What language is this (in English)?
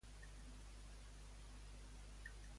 Catalan